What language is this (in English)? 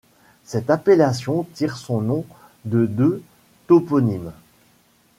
French